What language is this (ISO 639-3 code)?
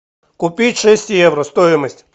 rus